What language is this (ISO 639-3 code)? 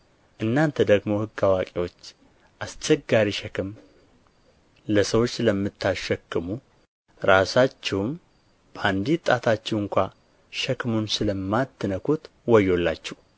amh